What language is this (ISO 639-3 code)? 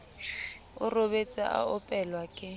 sot